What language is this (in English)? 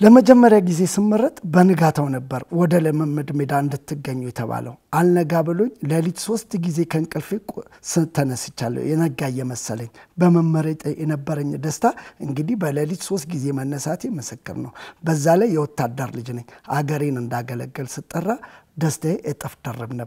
Arabic